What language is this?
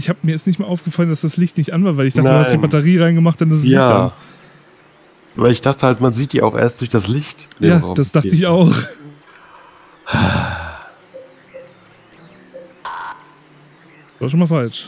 German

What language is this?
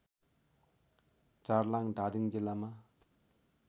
Nepali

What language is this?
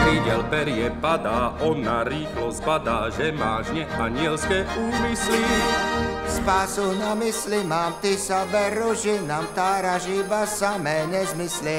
Czech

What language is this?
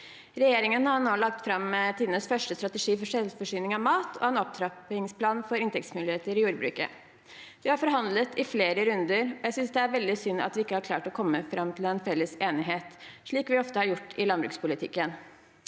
Norwegian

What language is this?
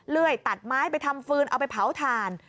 Thai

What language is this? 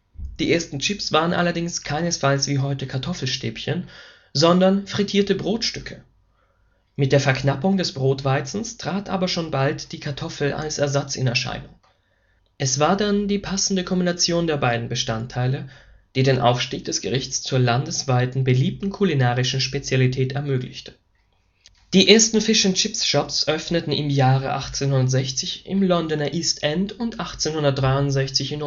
German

